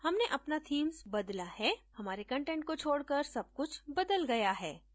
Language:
Hindi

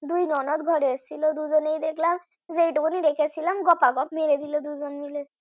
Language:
Bangla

